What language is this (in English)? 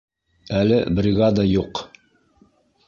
Bashkir